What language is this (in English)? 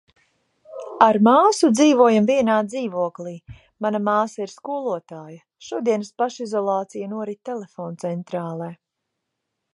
Latvian